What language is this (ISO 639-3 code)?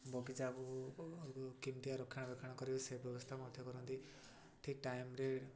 ori